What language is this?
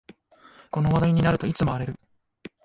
Japanese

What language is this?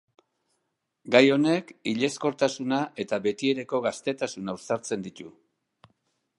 Basque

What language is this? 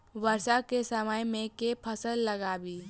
Maithili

